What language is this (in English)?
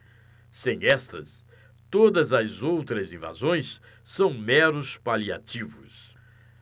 Portuguese